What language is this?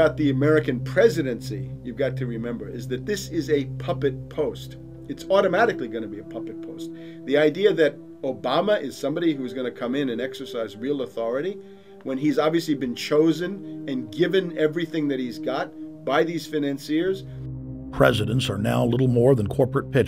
English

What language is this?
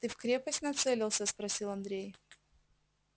Russian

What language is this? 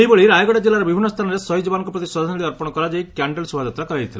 Odia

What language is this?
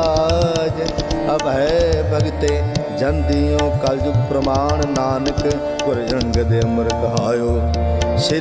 Hindi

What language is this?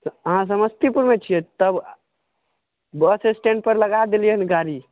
Maithili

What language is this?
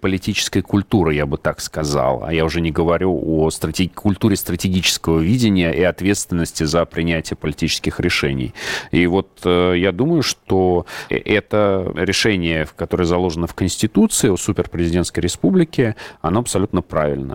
Russian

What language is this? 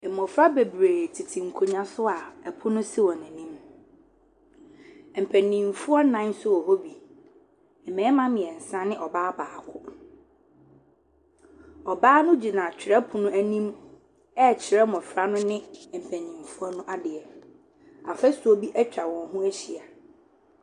Akan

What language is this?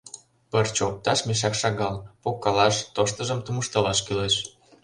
Mari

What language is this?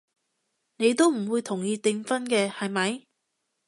Cantonese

